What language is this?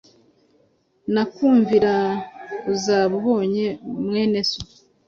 Kinyarwanda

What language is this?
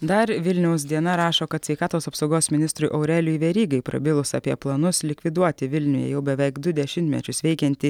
Lithuanian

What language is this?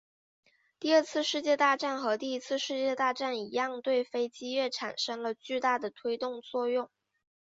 Chinese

